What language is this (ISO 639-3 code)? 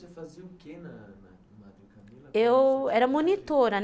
por